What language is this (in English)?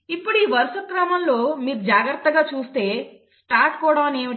Telugu